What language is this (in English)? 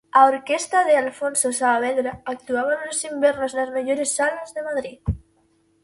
Galician